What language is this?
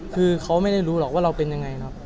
Thai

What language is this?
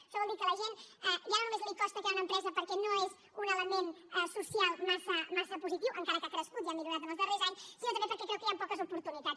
Catalan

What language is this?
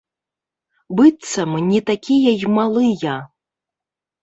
Belarusian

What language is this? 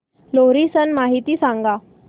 Marathi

